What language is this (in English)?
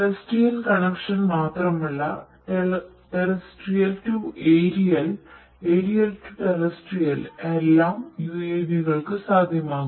Malayalam